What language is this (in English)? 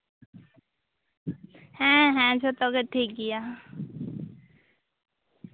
Santali